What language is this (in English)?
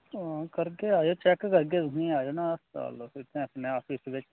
Dogri